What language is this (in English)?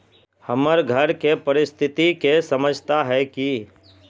Magahi